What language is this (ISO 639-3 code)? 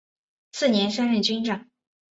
zho